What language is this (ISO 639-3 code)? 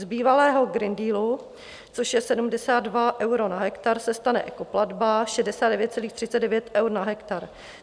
ces